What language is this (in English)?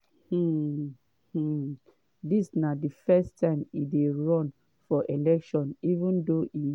Nigerian Pidgin